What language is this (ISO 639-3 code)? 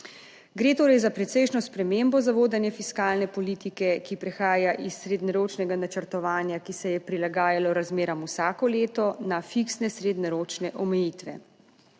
slv